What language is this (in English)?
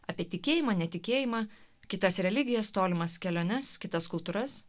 Lithuanian